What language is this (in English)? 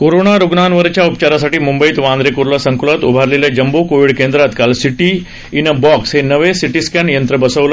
Marathi